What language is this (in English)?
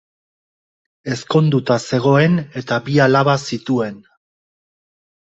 Basque